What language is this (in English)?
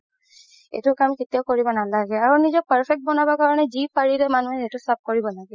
Assamese